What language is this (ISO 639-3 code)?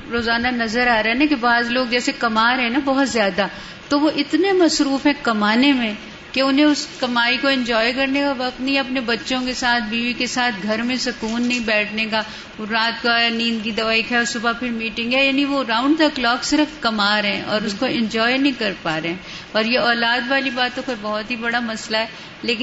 urd